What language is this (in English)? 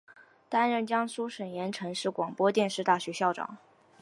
Chinese